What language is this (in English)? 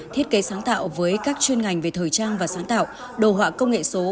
Vietnamese